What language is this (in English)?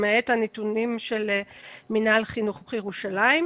Hebrew